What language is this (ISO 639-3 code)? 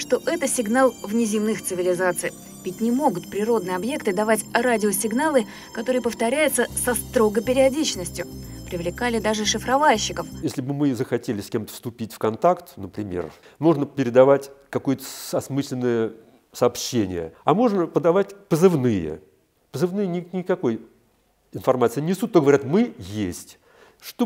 rus